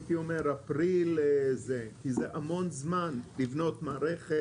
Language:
Hebrew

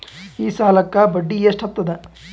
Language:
Kannada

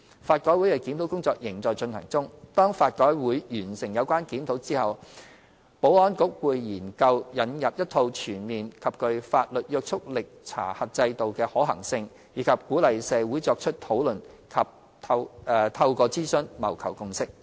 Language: Cantonese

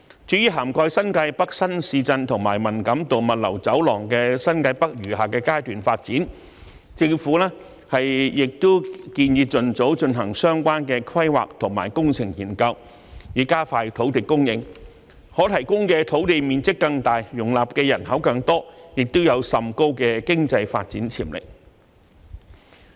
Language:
Cantonese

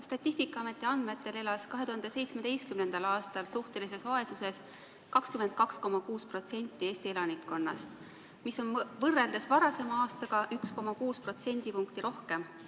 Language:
Estonian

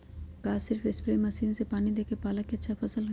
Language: Magahi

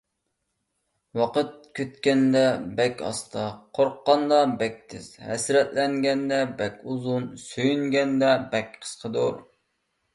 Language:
Uyghur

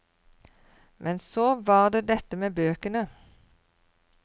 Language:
Norwegian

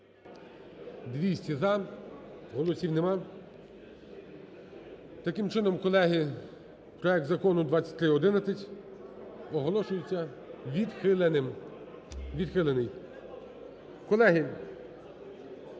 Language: Ukrainian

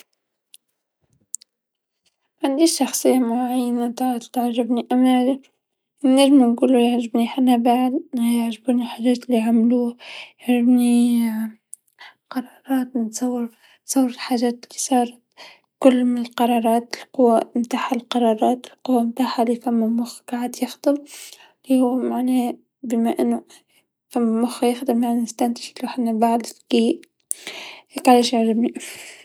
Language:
Tunisian Arabic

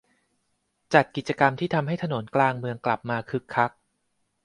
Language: Thai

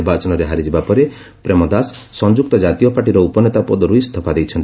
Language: Odia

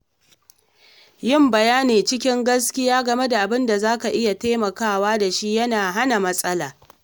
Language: Hausa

